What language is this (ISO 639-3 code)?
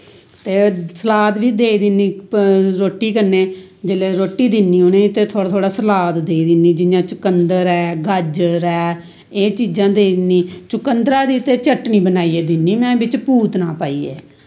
doi